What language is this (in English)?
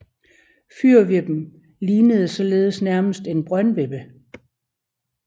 Danish